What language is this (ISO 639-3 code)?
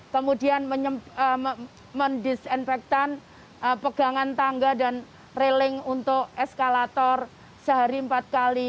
ind